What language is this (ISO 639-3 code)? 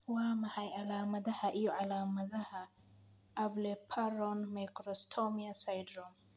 som